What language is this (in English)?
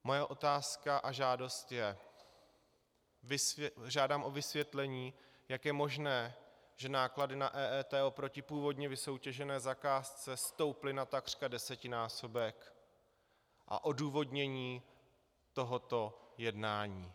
Czech